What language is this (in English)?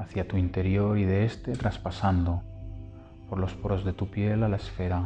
Spanish